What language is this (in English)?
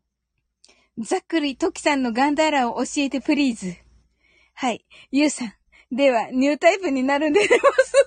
Japanese